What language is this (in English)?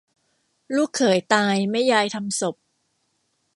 Thai